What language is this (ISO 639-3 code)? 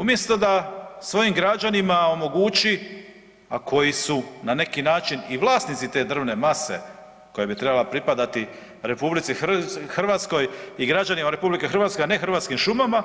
hrv